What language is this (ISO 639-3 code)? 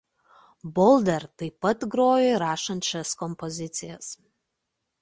lit